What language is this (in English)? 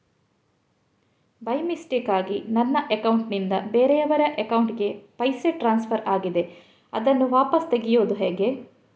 Kannada